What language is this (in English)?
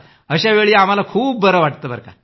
Marathi